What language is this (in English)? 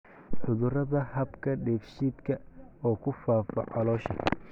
Somali